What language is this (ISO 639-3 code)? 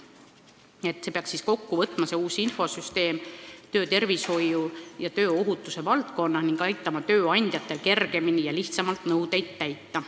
est